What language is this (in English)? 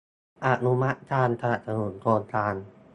Thai